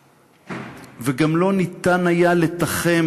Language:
Hebrew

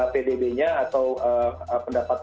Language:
Indonesian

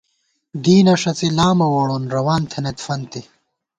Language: Gawar-Bati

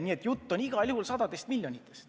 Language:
Estonian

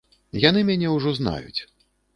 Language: Belarusian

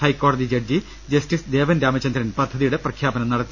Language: Malayalam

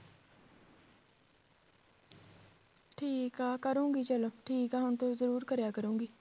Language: Punjabi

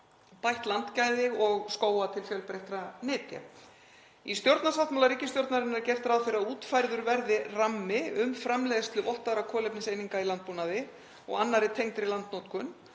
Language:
Icelandic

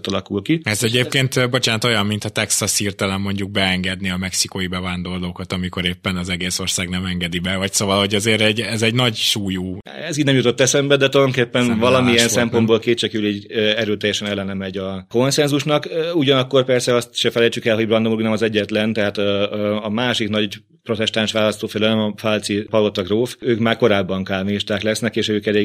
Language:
Hungarian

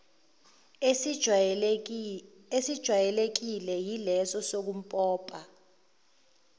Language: Zulu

